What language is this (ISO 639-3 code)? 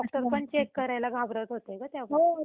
mar